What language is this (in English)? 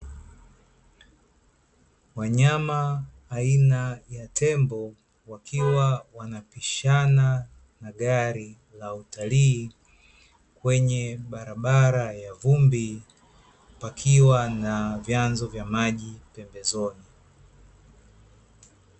Swahili